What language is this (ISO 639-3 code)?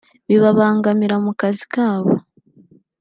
kin